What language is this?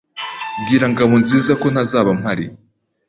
Kinyarwanda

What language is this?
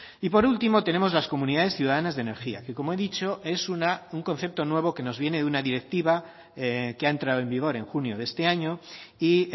Spanish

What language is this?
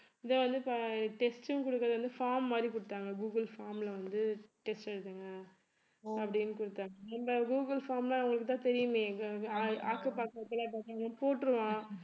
Tamil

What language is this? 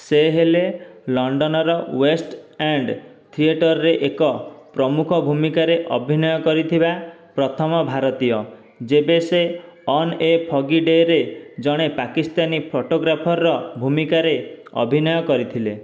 Odia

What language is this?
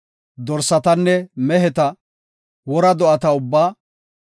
Gofa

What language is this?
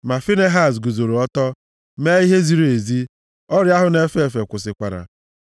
Igbo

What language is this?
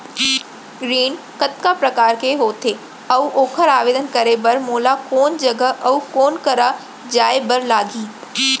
Chhattisgarhi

